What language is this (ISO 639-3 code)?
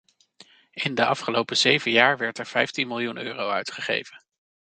nld